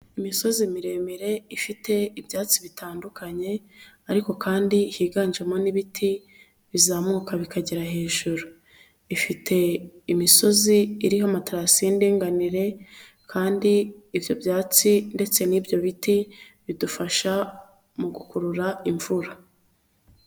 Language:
Kinyarwanda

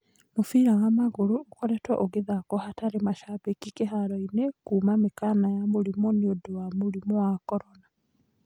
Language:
Kikuyu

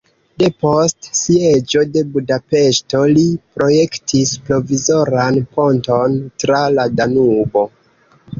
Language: Esperanto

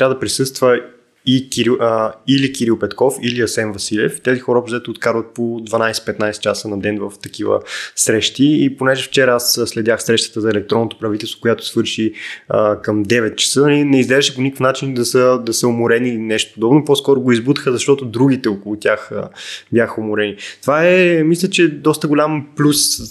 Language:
Bulgarian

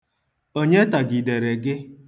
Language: Igbo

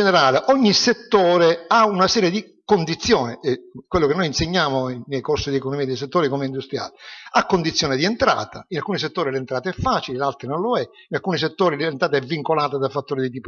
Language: Italian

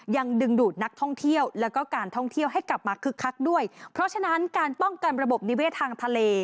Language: Thai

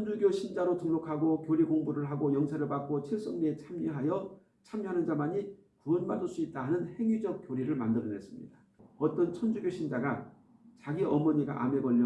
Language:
Korean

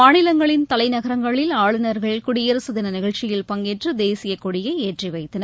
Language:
Tamil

